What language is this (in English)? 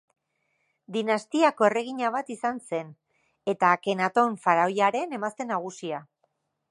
Basque